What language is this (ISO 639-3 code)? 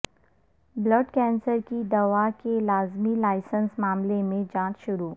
urd